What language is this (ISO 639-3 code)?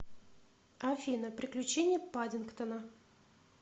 rus